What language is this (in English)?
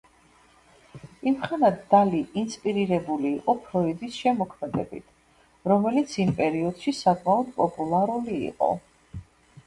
Georgian